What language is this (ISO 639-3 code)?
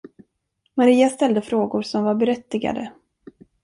swe